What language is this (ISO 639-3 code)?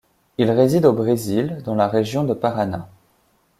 fra